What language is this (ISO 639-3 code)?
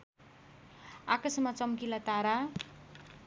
nep